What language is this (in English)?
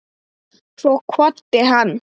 Icelandic